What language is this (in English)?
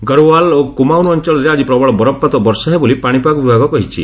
Odia